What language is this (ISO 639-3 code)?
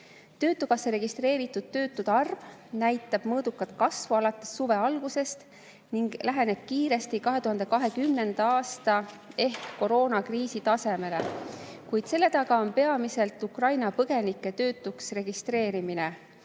est